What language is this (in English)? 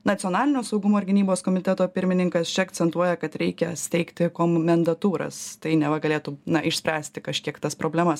Lithuanian